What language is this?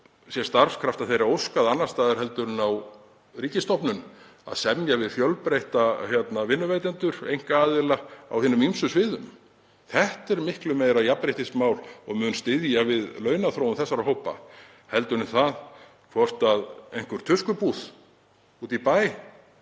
Icelandic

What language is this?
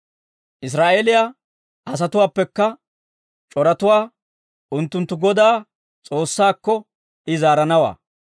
Dawro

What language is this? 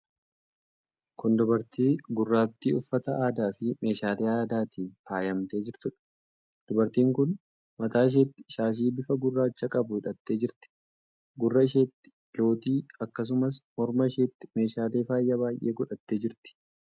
Oromo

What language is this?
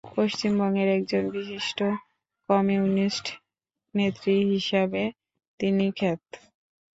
Bangla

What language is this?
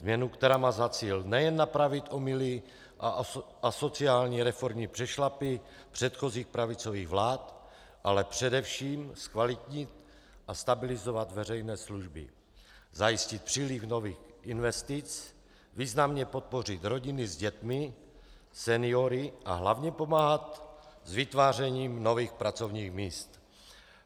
Czech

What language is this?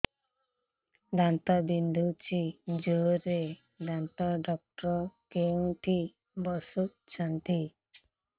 Odia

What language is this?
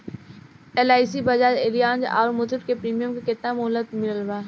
Bhojpuri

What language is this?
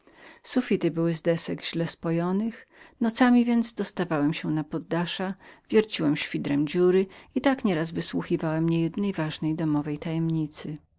Polish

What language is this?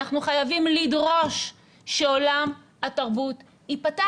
Hebrew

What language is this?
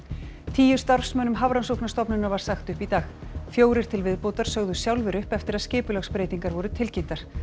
Icelandic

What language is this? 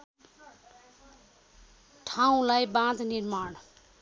Nepali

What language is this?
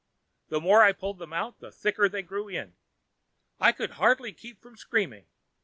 English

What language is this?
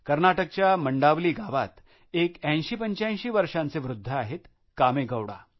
Marathi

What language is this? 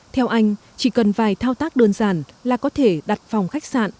Vietnamese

